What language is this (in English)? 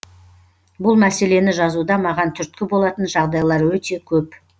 Kazakh